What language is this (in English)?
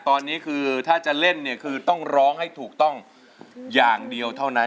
Thai